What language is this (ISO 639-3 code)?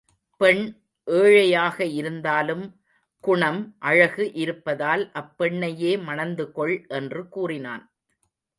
tam